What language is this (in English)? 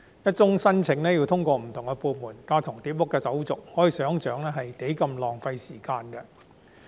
Cantonese